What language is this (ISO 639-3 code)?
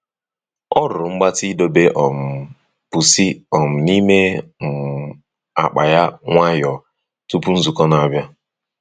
ibo